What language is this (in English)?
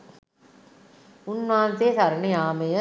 Sinhala